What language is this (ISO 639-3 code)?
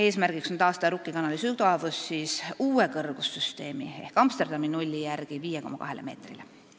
est